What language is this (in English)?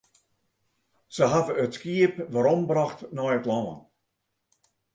Western Frisian